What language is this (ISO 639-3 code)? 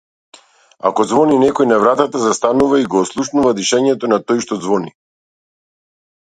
mkd